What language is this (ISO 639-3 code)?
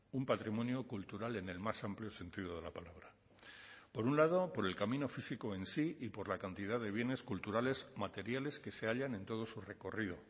spa